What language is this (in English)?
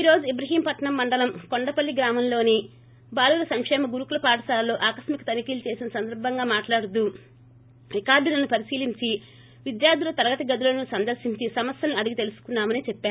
Telugu